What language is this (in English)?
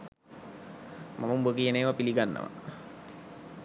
Sinhala